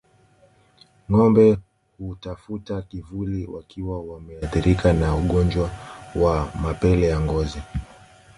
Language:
Swahili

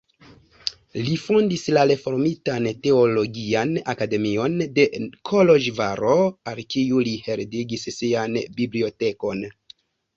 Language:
Esperanto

